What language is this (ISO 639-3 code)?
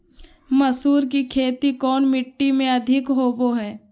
mag